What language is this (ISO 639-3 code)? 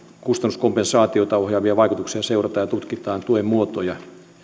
fin